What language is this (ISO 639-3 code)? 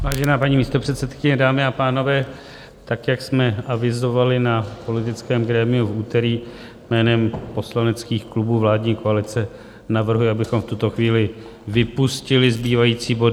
ces